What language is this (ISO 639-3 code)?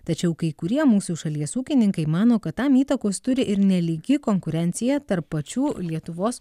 lit